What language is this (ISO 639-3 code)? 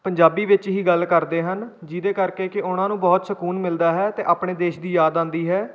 pan